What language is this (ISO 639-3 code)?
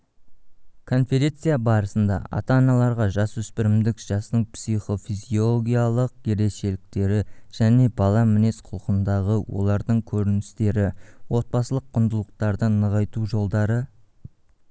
kaz